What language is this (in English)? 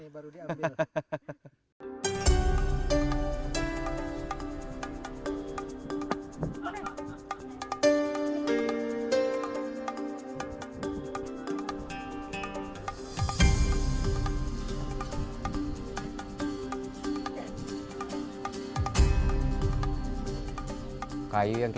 Indonesian